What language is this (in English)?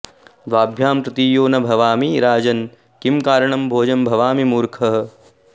Sanskrit